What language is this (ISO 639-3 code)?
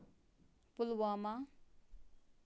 kas